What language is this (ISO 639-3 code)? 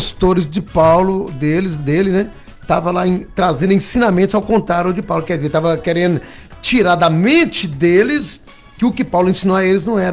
por